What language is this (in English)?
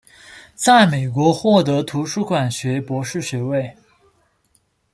Chinese